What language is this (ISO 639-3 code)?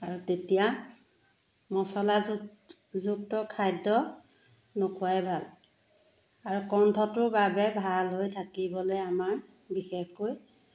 asm